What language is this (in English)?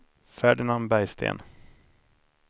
Swedish